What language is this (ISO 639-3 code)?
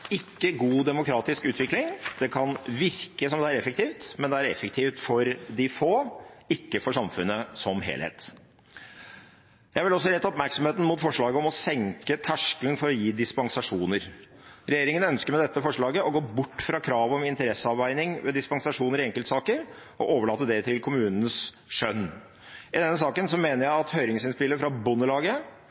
nob